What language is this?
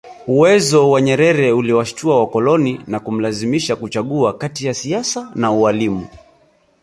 Swahili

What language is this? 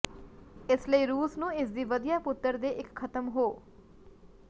Punjabi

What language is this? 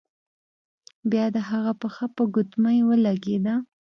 Pashto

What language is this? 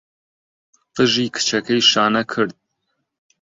Central Kurdish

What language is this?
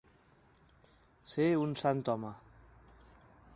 Catalan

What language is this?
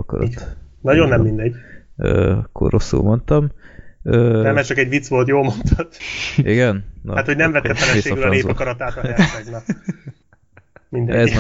Hungarian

